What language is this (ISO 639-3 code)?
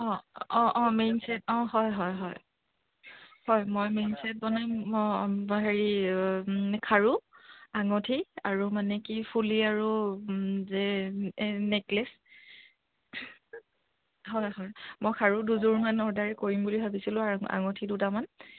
asm